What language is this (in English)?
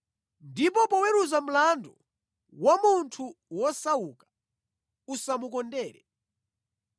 Nyanja